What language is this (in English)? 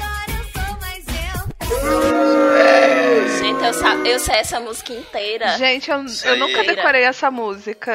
Portuguese